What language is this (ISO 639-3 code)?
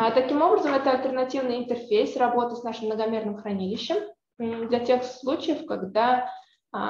rus